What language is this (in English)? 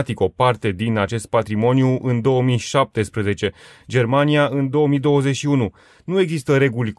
Romanian